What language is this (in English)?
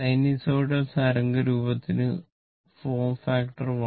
Malayalam